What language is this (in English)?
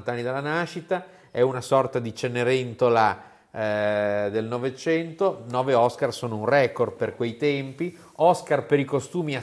Italian